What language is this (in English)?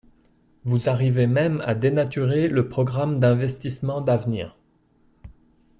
French